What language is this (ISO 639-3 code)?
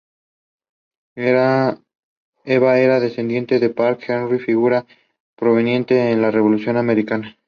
spa